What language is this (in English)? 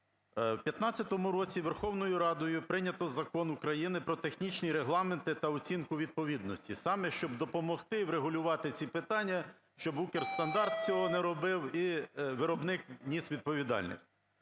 Ukrainian